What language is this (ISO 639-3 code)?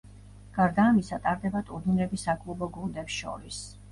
kat